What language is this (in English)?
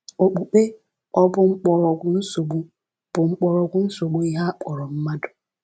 Igbo